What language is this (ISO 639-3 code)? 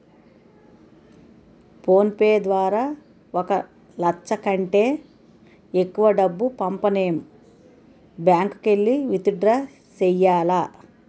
tel